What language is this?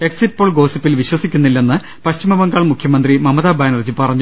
Malayalam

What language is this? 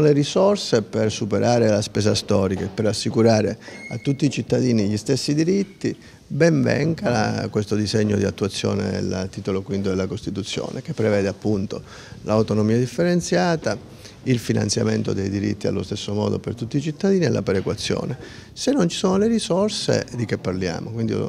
Italian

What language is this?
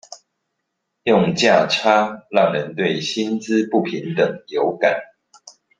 Chinese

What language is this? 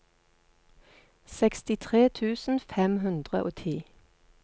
Norwegian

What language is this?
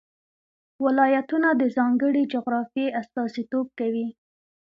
Pashto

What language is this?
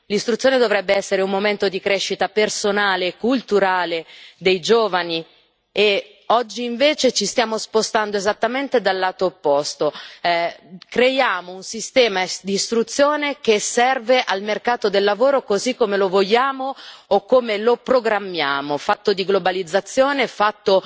Italian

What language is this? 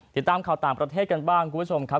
Thai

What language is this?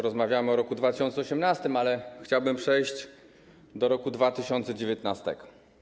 Polish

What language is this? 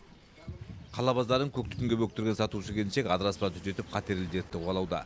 Kazakh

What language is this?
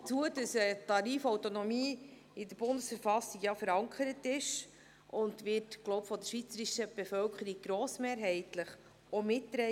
Swiss German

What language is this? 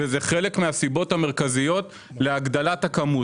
Hebrew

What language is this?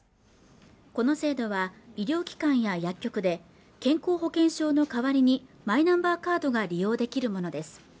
Japanese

